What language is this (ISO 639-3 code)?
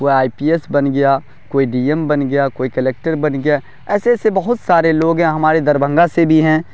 urd